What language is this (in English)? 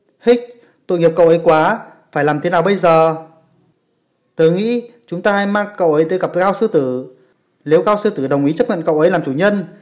Vietnamese